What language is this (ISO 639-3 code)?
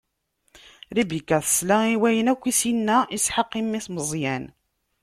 kab